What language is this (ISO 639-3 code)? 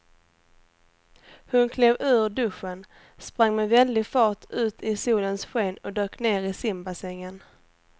swe